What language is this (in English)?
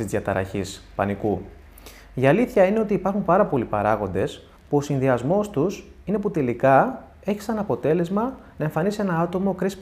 Greek